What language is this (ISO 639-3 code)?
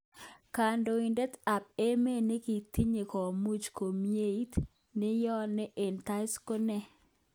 kln